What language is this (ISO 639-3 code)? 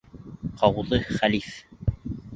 bak